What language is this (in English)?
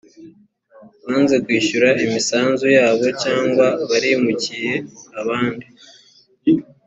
Kinyarwanda